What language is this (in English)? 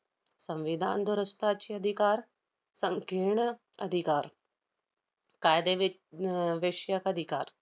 Marathi